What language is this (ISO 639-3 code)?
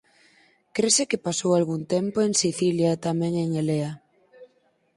glg